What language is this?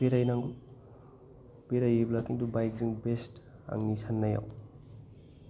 Bodo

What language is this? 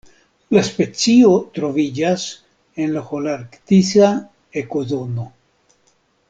Esperanto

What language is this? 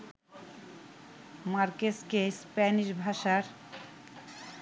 Bangla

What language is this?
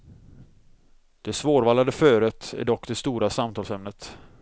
Swedish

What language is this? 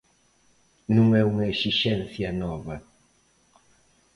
Galician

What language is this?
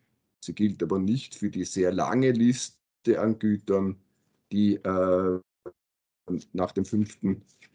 German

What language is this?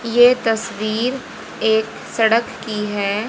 Hindi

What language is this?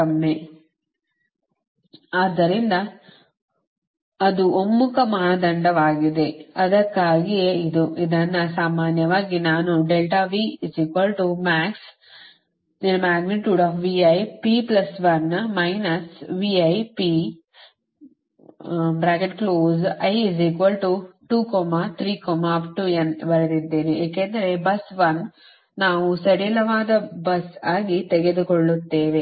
Kannada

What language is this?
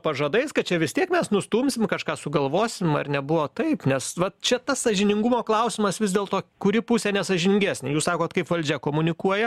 Lithuanian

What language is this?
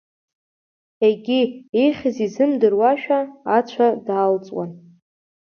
Abkhazian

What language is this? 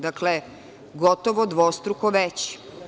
Serbian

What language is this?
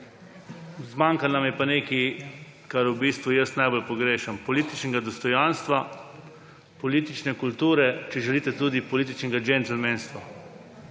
Slovenian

